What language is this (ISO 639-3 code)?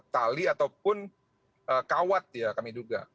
ind